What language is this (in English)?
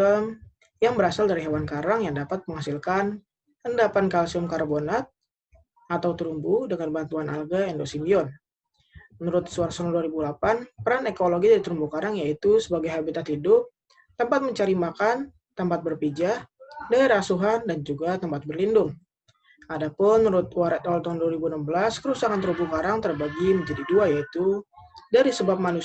Indonesian